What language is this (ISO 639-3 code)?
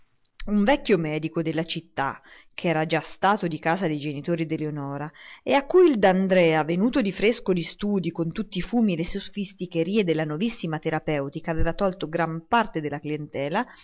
ita